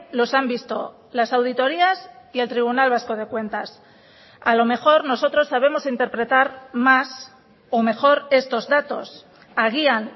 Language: Spanish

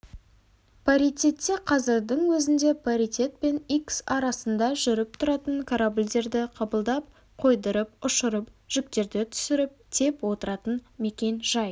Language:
Kazakh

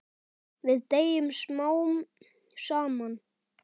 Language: Icelandic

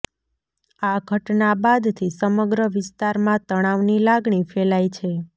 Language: Gujarati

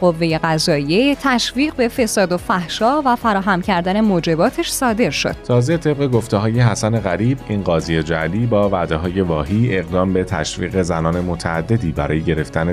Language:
Persian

